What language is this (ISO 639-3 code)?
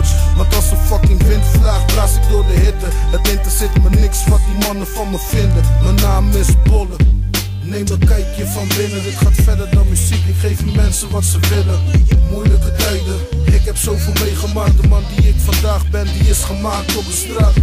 nld